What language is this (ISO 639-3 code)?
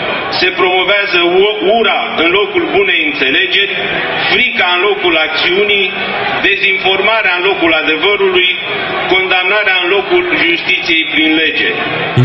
ron